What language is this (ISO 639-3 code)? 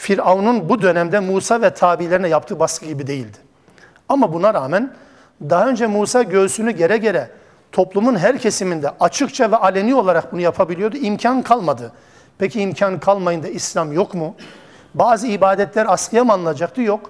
tur